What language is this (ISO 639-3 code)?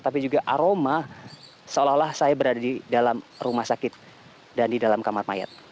ind